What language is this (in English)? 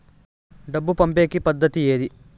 Telugu